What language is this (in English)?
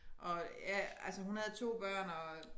Danish